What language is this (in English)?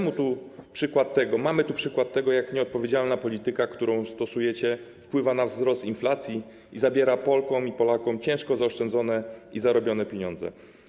Polish